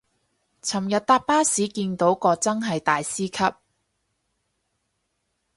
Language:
Cantonese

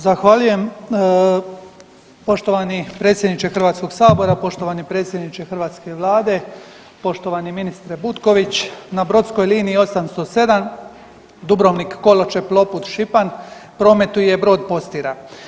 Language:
Croatian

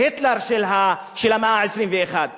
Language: Hebrew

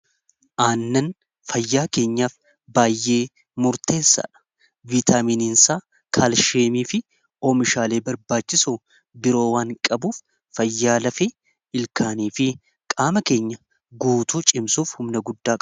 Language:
Oromo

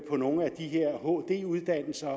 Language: Danish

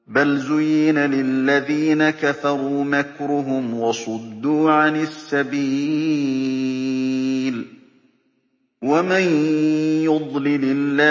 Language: Arabic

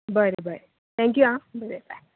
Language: Konkani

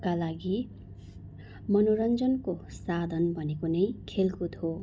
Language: Nepali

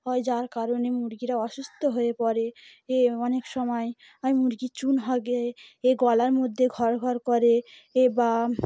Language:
Bangla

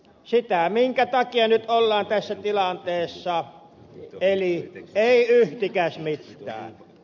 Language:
Finnish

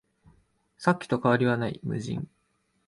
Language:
Japanese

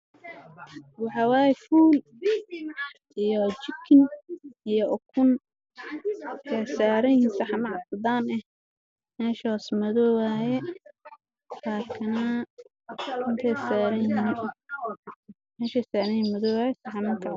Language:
Somali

